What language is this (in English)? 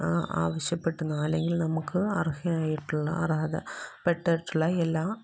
Malayalam